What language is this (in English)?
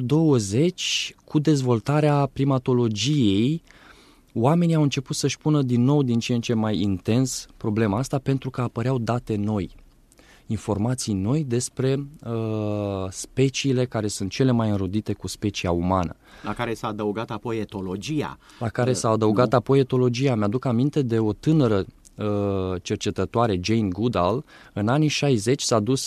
Romanian